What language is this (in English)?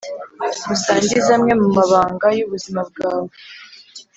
Kinyarwanda